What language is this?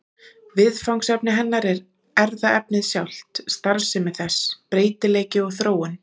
Icelandic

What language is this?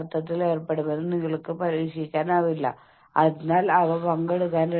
Malayalam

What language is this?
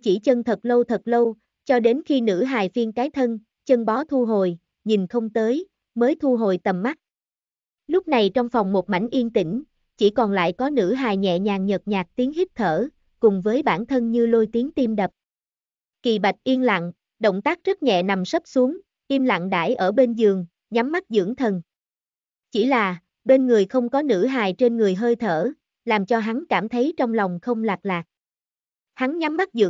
Vietnamese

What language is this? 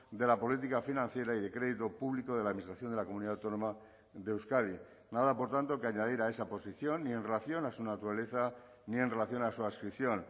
Spanish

